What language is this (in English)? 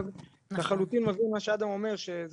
Hebrew